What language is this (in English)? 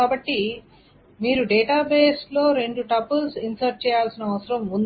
Telugu